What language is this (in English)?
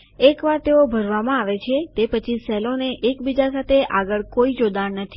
Gujarati